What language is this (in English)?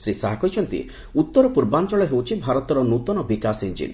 Odia